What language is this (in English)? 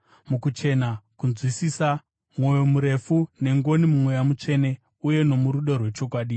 Shona